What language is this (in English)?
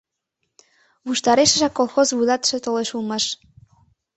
Mari